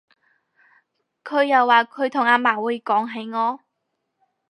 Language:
Cantonese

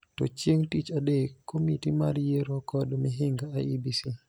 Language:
Luo (Kenya and Tanzania)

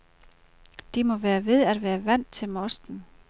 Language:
Danish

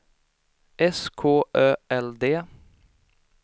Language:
Swedish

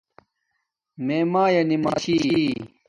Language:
Domaaki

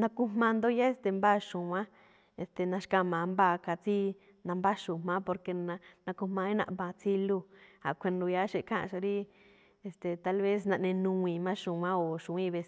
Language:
Malinaltepec Me'phaa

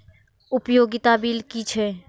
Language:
Maithili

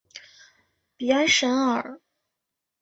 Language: Chinese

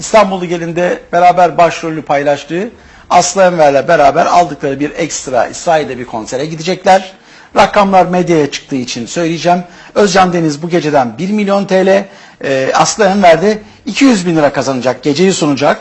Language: Turkish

